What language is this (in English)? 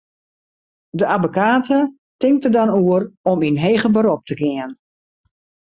Western Frisian